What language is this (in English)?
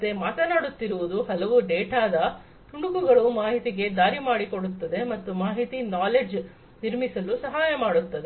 Kannada